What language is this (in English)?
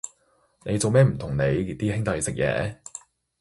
Cantonese